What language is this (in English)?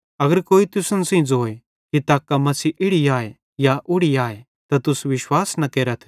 Bhadrawahi